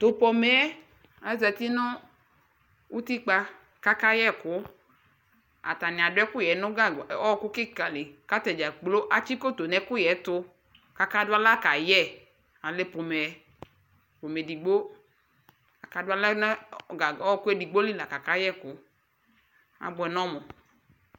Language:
Ikposo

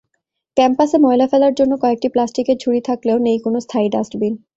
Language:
Bangla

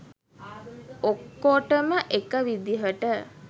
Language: Sinhala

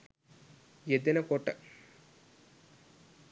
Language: Sinhala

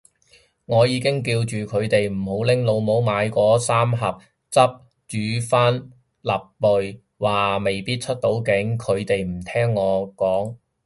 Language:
Cantonese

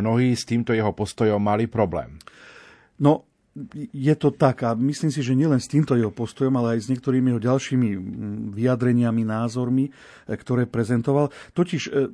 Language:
Slovak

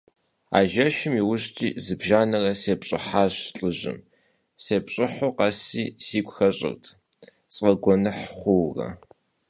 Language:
Kabardian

